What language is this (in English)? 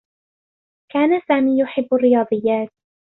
Arabic